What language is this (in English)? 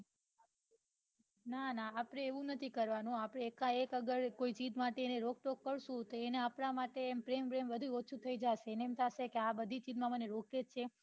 Gujarati